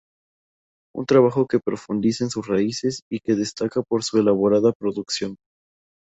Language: Spanish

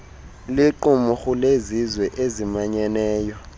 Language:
Xhosa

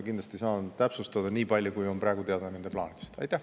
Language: Estonian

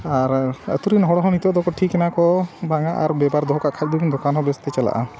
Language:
Santali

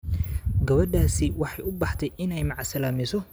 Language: Somali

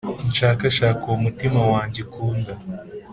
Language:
Kinyarwanda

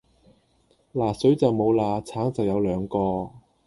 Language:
Cantonese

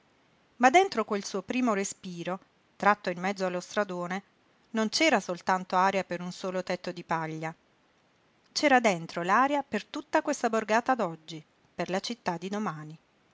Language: Italian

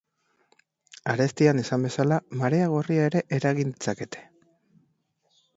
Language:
Basque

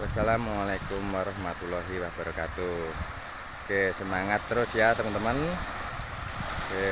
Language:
Indonesian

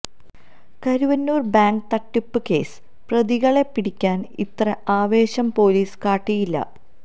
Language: Malayalam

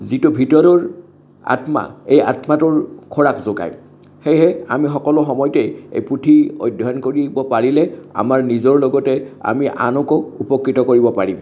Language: Assamese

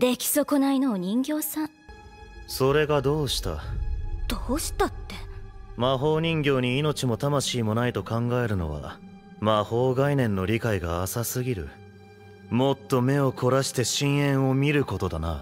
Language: Japanese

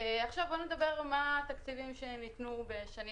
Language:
Hebrew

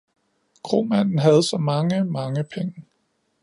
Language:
Danish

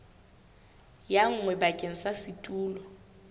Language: Southern Sotho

